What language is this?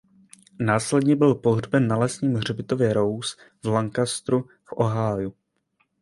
Czech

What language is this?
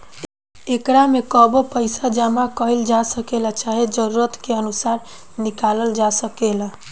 Bhojpuri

